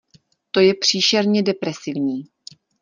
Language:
Czech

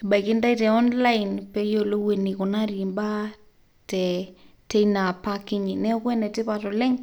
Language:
Masai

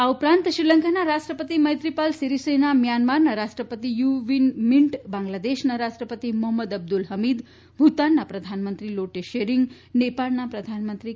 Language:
Gujarati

